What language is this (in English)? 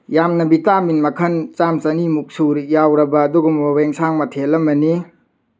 Manipuri